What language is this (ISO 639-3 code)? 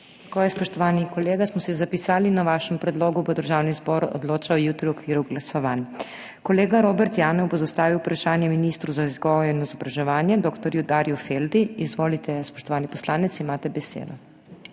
slv